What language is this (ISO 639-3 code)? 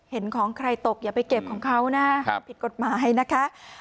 tha